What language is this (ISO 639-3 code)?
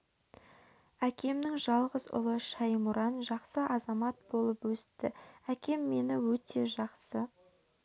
kaz